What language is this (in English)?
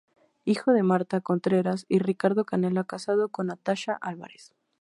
Spanish